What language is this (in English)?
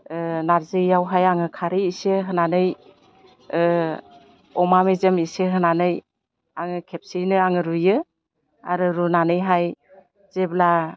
Bodo